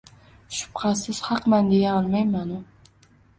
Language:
Uzbek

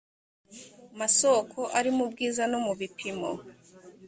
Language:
Kinyarwanda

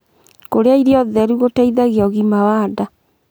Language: Kikuyu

